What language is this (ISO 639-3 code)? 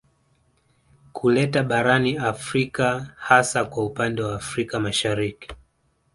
swa